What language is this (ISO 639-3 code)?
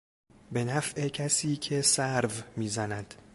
fas